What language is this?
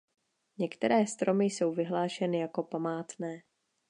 Czech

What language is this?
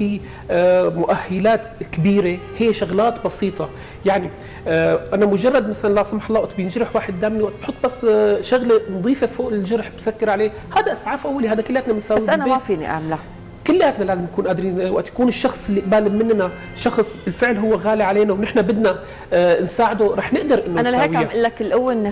Arabic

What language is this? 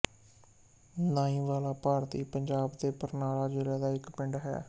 Punjabi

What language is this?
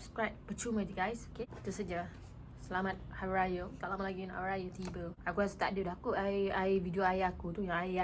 Malay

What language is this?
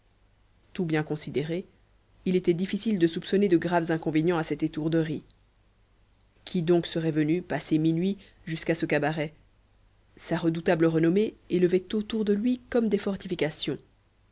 French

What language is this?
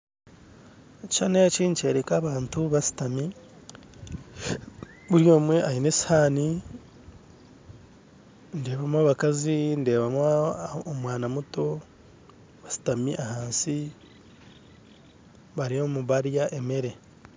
Nyankole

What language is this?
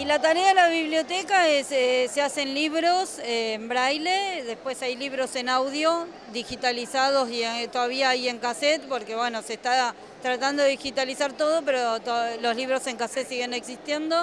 Spanish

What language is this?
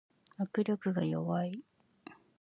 Japanese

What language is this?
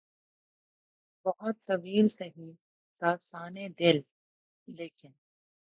Urdu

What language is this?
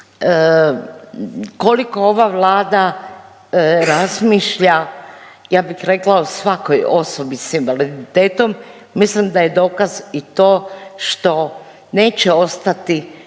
Croatian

